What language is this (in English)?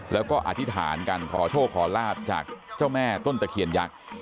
Thai